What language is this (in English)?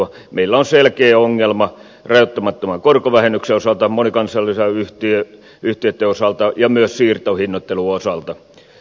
Finnish